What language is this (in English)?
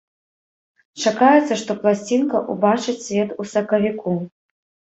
Belarusian